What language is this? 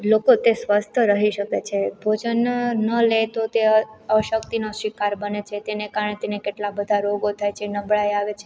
Gujarati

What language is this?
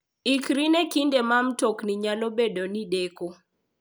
Luo (Kenya and Tanzania)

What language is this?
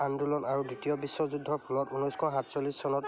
Assamese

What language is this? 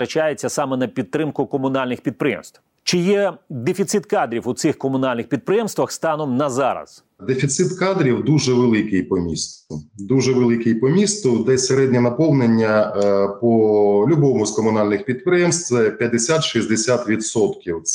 Ukrainian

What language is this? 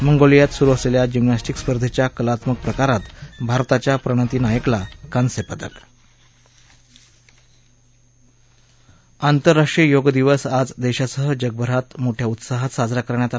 Marathi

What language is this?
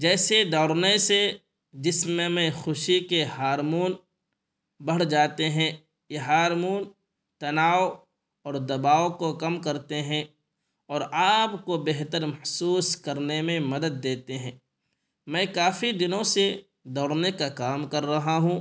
Urdu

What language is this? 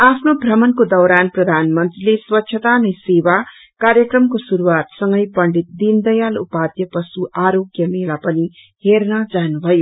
Nepali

